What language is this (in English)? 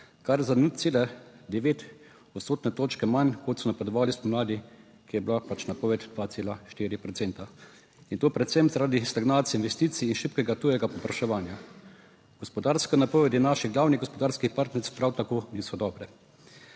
Slovenian